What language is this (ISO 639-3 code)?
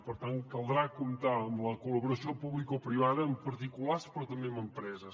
cat